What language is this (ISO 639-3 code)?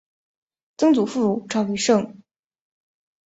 zho